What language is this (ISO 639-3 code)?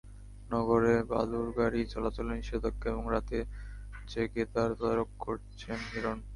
ben